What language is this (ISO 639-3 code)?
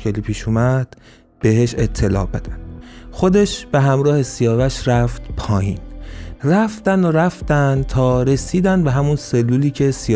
fas